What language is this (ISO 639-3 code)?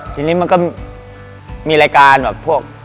tha